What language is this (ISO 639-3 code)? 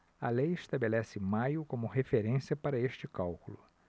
por